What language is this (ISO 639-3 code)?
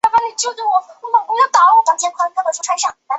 zho